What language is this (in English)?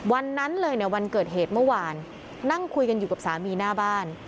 Thai